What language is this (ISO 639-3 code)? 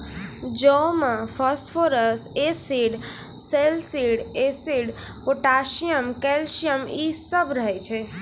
mai